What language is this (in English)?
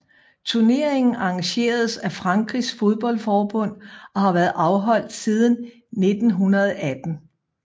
Danish